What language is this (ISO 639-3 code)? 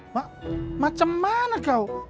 ind